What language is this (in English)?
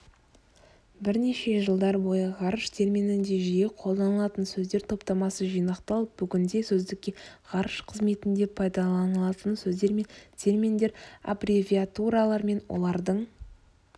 Kazakh